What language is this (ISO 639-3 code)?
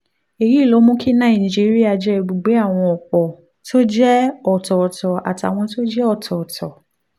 yor